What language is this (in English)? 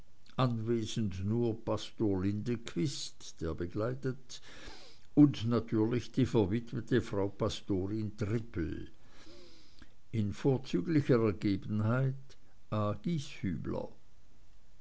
German